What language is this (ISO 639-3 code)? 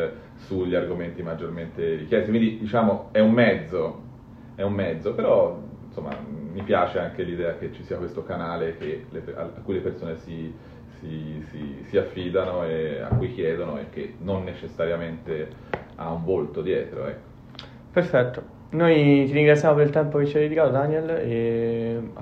ita